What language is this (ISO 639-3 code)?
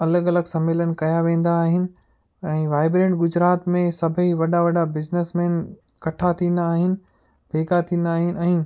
snd